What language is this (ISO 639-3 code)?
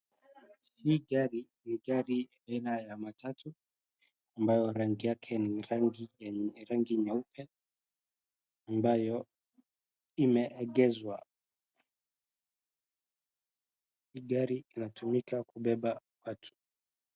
swa